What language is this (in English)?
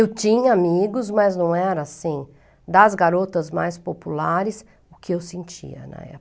Portuguese